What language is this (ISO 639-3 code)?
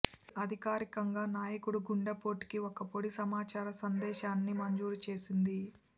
tel